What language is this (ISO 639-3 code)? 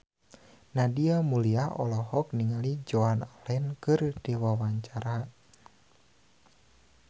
sun